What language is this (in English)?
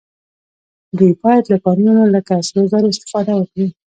Pashto